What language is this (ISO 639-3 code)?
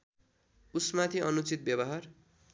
nep